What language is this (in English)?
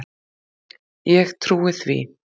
Icelandic